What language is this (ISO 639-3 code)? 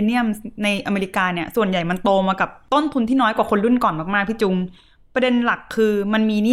tha